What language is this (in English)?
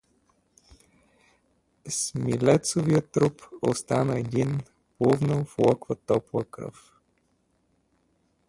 Bulgarian